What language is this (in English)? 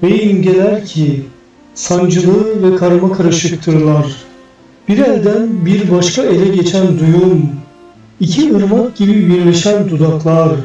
Turkish